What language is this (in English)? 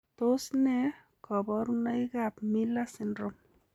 Kalenjin